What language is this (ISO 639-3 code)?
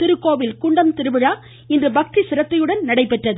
tam